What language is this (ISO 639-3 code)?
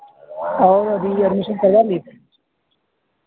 urd